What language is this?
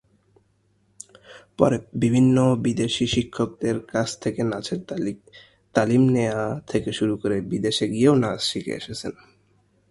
Bangla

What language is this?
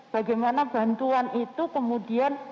Indonesian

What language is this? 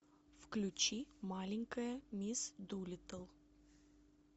Russian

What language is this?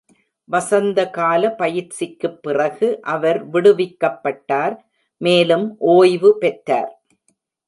Tamil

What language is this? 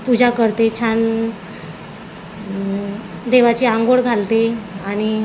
Marathi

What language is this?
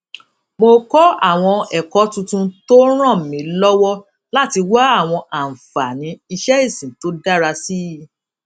Yoruba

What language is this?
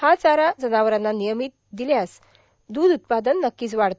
Marathi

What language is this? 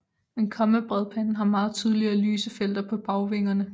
Danish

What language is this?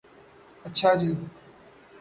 Urdu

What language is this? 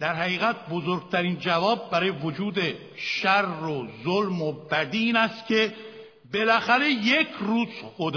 Persian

